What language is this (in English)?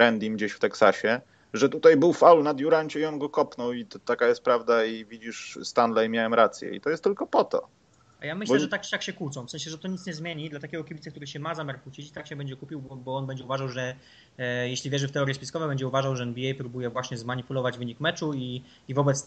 Polish